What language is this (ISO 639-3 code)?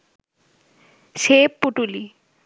ben